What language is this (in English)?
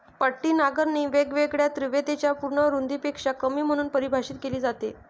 Marathi